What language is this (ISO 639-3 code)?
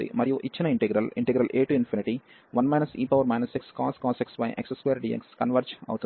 tel